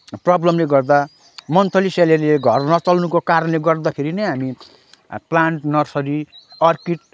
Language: Nepali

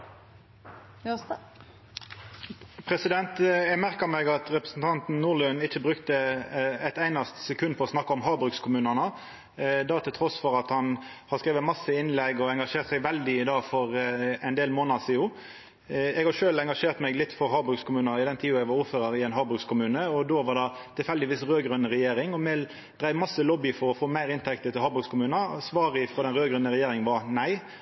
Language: Norwegian Nynorsk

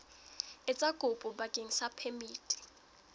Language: Southern Sotho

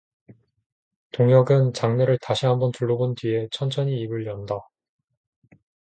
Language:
Korean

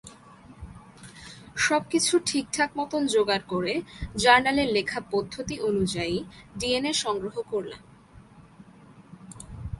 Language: Bangla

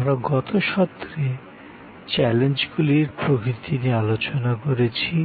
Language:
Bangla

